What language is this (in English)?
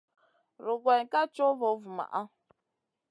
Masana